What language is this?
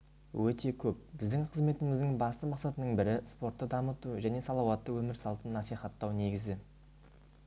Kazakh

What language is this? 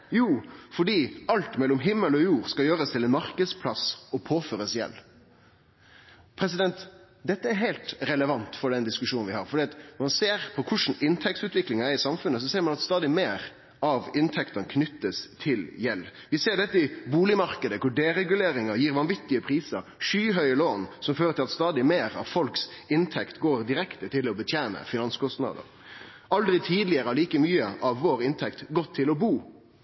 Norwegian Nynorsk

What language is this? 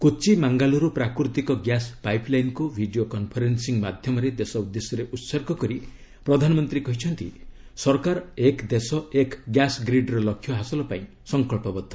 Odia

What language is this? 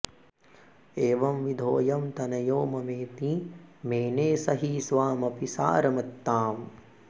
Sanskrit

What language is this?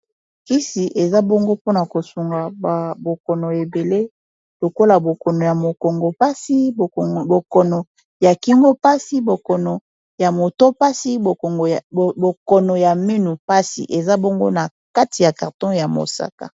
Lingala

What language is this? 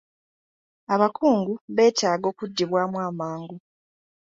Ganda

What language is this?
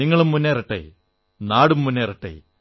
Malayalam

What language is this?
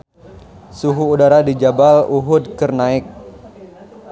Sundanese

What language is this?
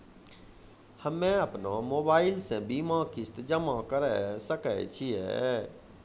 Maithili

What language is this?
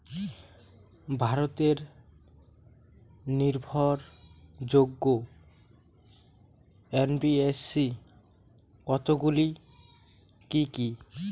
Bangla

